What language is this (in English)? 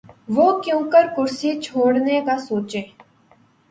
Urdu